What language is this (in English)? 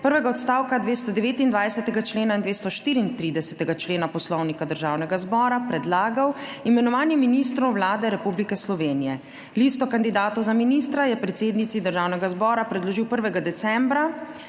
Slovenian